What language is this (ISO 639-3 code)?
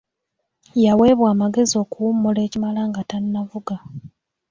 lug